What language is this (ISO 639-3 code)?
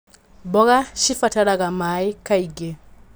kik